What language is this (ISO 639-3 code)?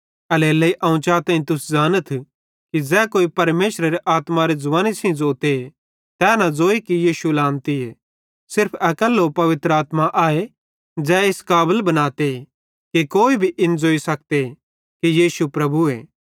bhd